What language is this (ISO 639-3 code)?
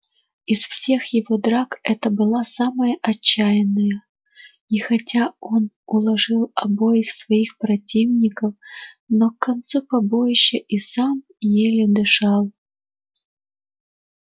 rus